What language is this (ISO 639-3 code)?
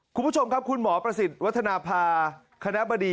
tha